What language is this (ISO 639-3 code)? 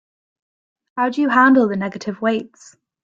eng